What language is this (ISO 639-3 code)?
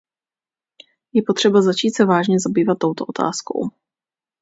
ces